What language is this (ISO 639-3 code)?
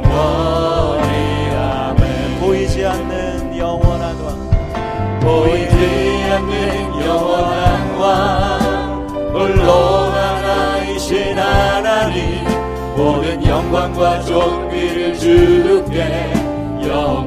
kor